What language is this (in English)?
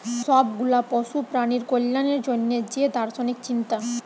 Bangla